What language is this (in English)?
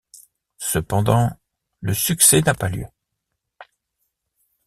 French